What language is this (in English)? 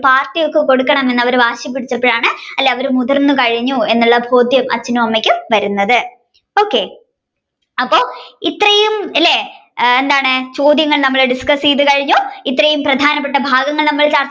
Malayalam